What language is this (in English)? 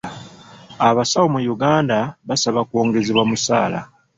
Ganda